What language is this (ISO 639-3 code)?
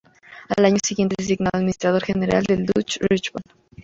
spa